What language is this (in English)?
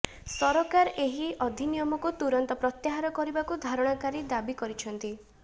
Odia